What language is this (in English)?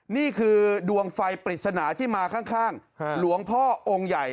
Thai